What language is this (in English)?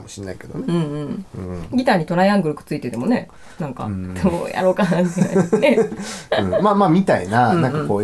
Japanese